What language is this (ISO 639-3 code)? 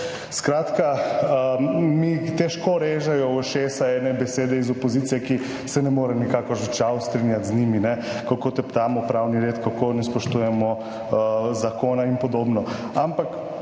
slv